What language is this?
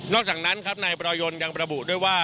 Thai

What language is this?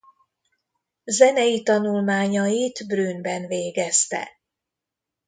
Hungarian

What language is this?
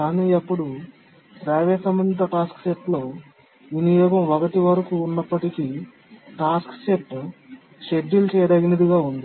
Telugu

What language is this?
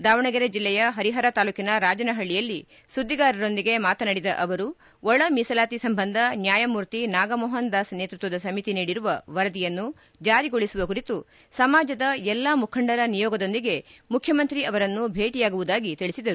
Kannada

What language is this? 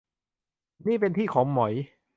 Thai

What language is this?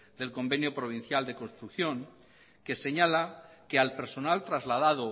Spanish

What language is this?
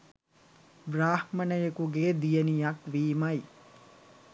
Sinhala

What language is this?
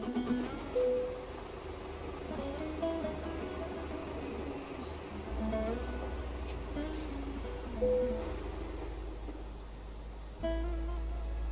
Turkish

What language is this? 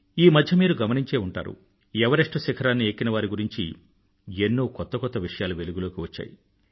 Telugu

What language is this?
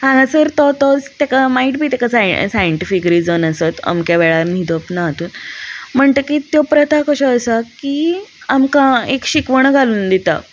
Konkani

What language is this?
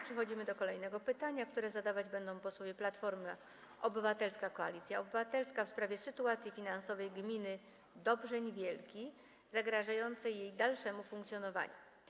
Polish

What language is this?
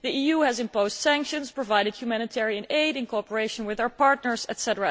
English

